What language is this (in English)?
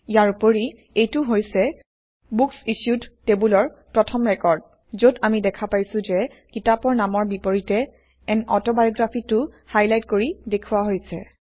Assamese